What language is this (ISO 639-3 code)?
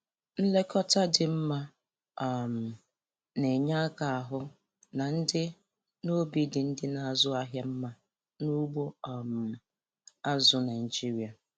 ibo